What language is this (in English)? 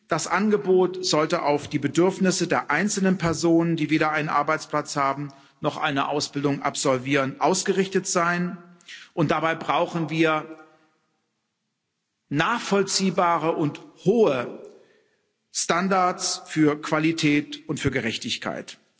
German